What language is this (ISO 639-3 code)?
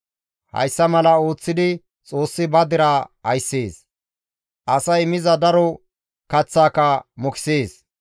gmv